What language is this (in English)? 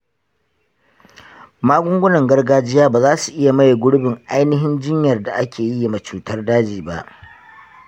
Hausa